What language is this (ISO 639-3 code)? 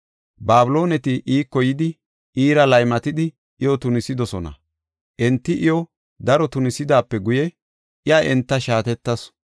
gof